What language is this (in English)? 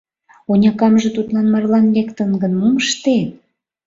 Mari